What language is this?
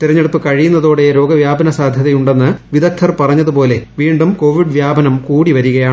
Malayalam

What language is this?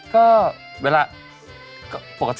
Thai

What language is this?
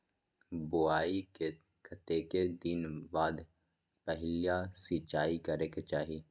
Magahi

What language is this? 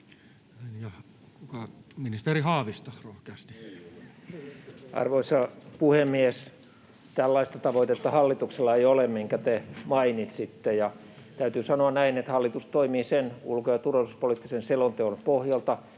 Finnish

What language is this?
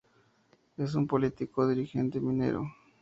Spanish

